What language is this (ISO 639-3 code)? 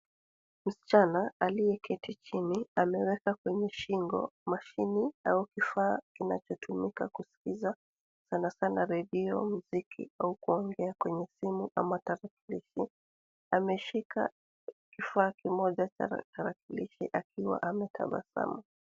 swa